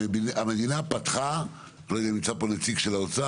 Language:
Hebrew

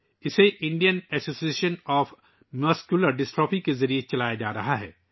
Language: Urdu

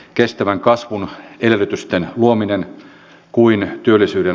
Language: Finnish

